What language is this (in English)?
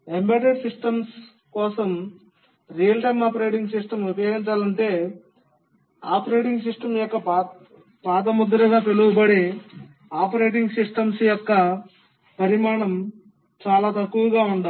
Telugu